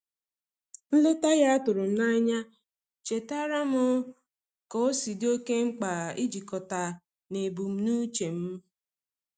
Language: Igbo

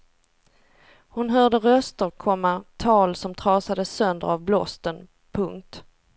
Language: Swedish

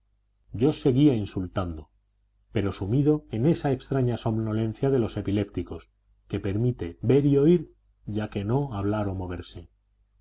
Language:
Spanish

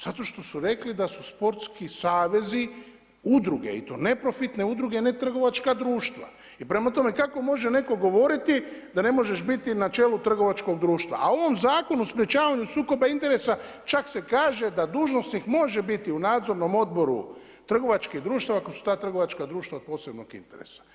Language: Croatian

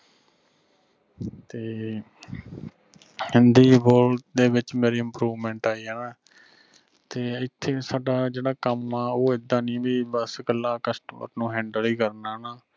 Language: Punjabi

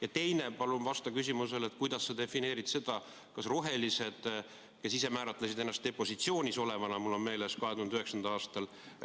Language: Estonian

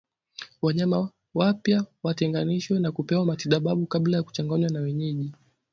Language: Swahili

